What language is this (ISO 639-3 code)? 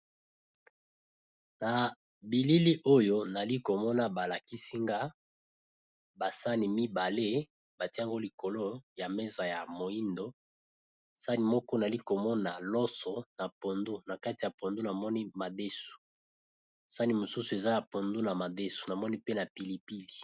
lin